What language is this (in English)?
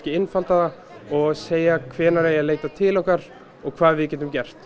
Icelandic